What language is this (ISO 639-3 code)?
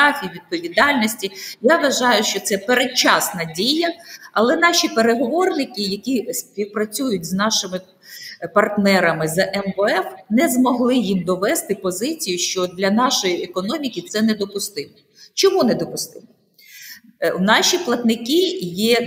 ukr